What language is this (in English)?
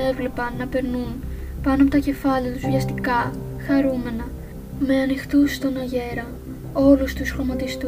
Greek